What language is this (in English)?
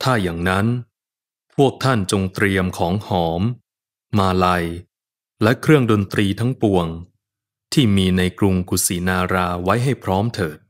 Thai